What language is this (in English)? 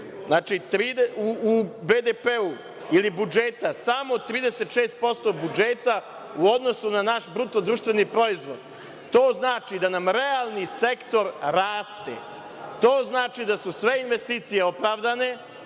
Serbian